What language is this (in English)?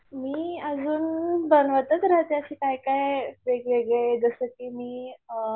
Marathi